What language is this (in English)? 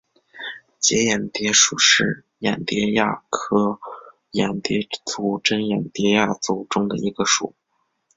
Chinese